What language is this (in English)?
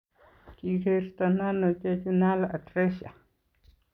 Kalenjin